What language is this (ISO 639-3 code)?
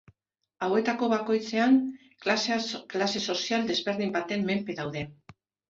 eus